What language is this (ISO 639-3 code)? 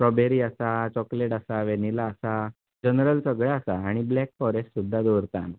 kok